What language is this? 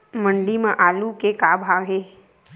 Chhattisgarhi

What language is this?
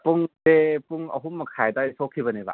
Manipuri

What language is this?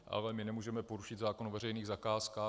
Czech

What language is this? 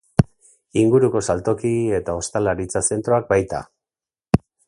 Basque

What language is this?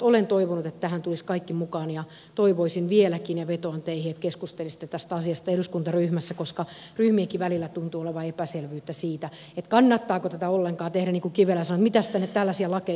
Finnish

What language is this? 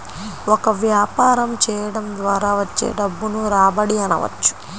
Telugu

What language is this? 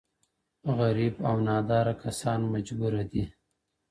Pashto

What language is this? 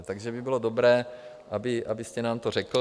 Czech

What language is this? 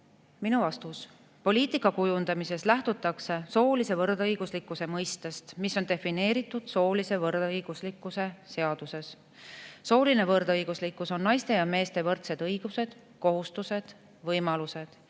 Estonian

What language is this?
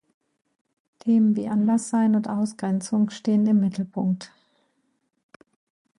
German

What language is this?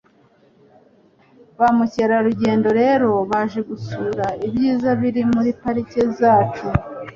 Kinyarwanda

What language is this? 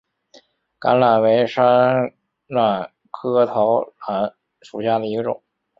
Chinese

